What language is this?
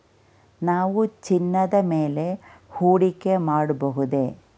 Kannada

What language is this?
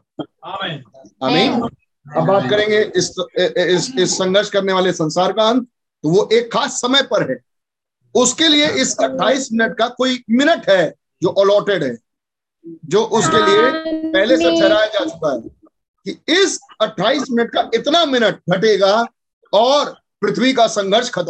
Hindi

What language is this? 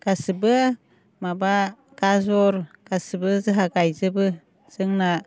Bodo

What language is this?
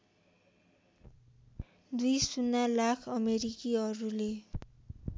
Nepali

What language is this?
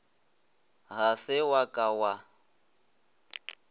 Northern Sotho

